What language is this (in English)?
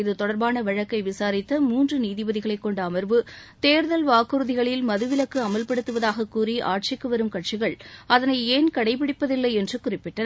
Tamil